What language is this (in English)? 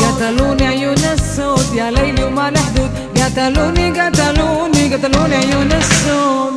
Arabic